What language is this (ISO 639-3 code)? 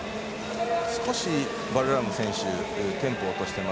jpn